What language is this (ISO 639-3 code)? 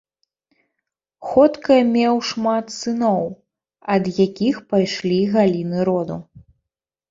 bel